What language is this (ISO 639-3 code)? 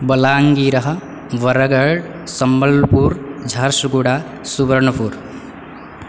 san